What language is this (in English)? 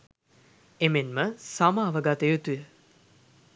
Sinhala